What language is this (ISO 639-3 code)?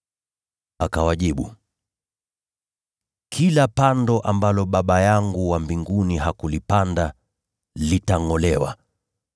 swa